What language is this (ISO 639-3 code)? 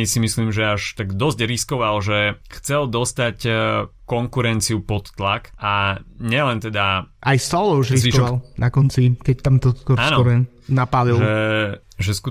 slk